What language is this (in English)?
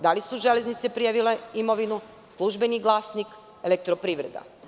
Serbian